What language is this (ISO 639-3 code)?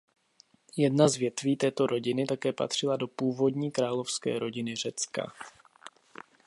ces